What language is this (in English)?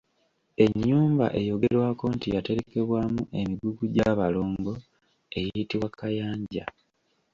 Ganda